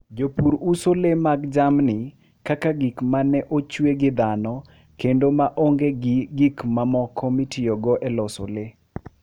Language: Luo (Kenya and Tanzania)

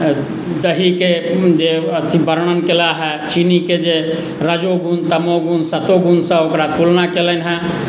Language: Maithili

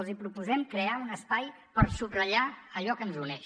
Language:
Catalan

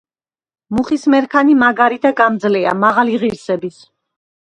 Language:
Georgian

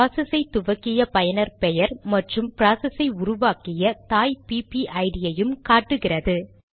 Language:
Tamil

